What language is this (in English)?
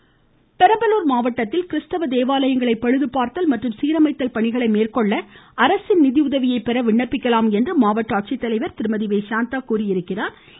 Tamil